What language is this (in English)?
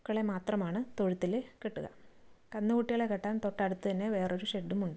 Malayalam